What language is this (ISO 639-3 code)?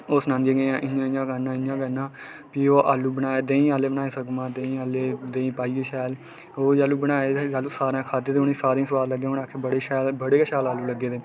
doi